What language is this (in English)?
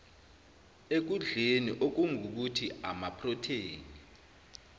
Zulu